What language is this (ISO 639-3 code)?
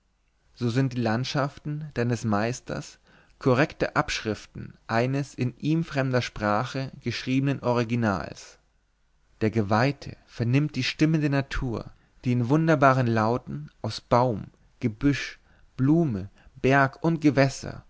deu